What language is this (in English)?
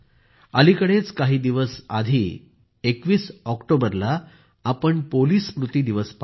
Marathi